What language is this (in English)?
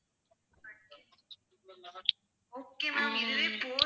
Tamil